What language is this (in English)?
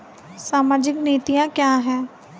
Hindi